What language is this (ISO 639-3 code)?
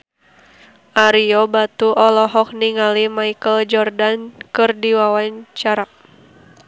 sun